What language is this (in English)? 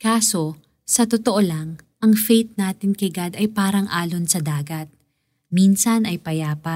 Filipino